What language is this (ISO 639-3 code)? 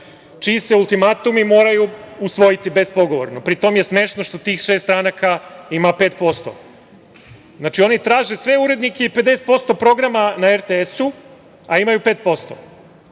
srp